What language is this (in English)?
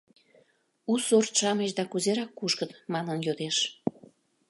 Mari